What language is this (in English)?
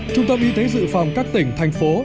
Vietnamese